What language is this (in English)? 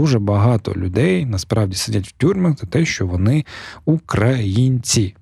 Ukrainian